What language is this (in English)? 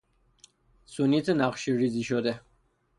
Persian